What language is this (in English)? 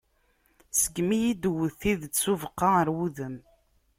Kabyle